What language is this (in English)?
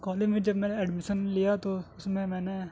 Urdu